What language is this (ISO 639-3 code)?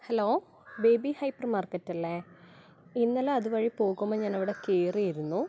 mal